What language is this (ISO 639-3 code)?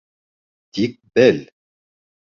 bak